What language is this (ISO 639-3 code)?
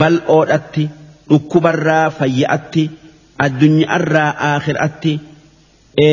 ara